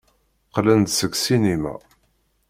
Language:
Kabyle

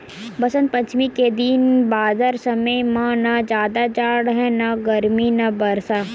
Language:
Chhattisgarhi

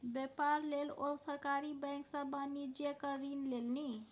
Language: Maithili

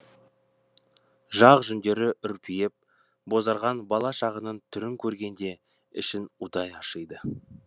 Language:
Kazakh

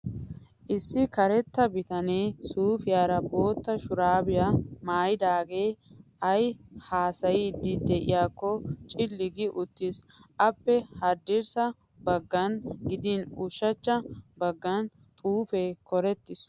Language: Wolaytta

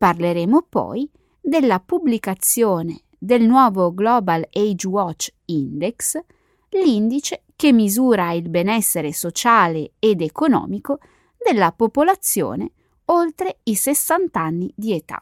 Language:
Italian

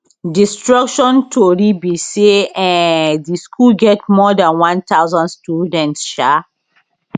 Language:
Nigerian Pidgin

